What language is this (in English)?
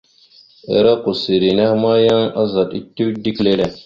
Mada (Cameroon)